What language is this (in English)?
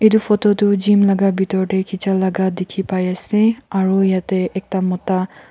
Naga Pidgin